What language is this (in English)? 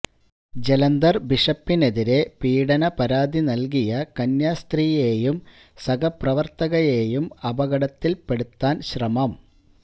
Malayalam